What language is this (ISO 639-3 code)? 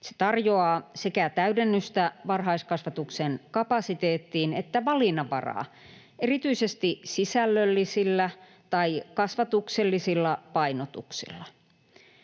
fin